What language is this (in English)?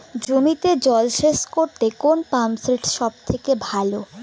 Bangla